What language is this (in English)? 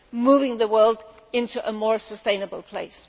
English